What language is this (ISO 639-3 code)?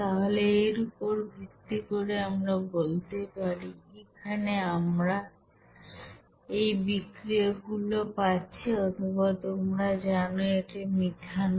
ben